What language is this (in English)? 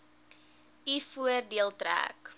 Afrikaans